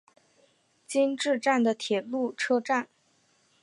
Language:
Chinese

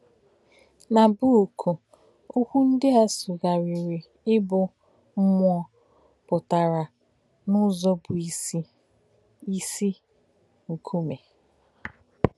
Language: Igbo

